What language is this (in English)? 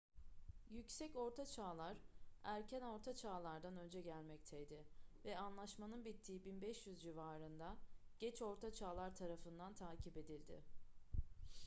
Turkish